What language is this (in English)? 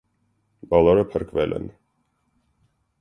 Armenian